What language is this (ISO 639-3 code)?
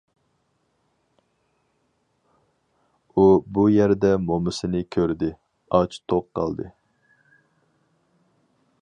uig